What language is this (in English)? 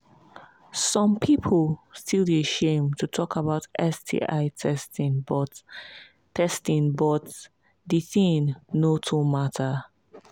Nigerian Pidgin